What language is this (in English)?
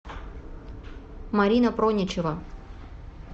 Russian